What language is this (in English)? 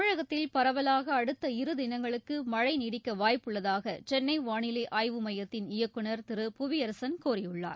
Tamil